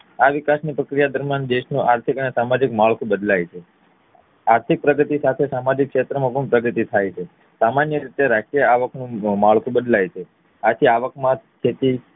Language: Gujarati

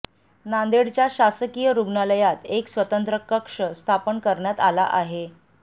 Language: Marathi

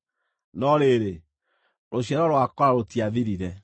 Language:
Kikuyu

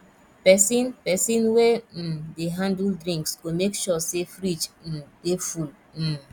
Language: Nigerian Pidgin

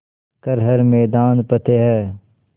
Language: Hindi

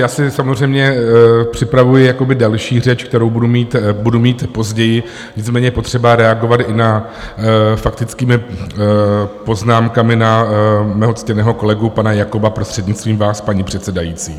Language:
Czech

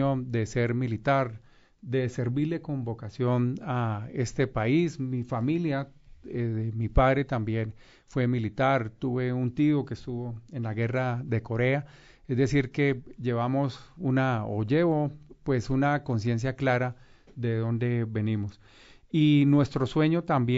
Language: Spanish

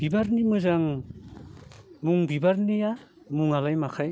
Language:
Bodo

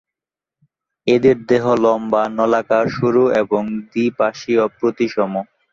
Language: Bangla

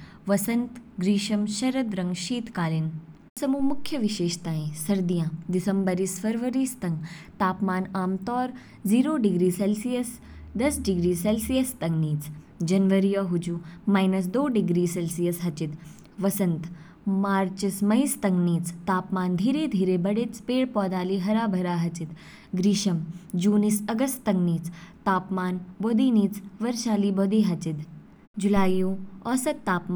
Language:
Kinnauri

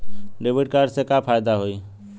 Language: Bhojpuri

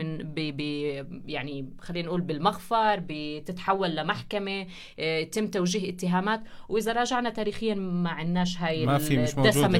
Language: Arabic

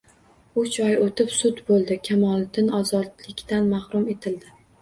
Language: Uzbek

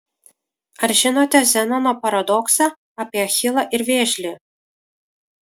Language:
Lithuanian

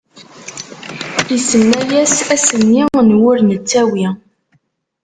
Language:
Kabyle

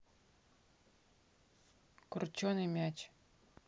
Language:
Russian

